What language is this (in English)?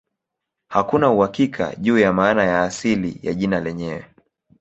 Swahili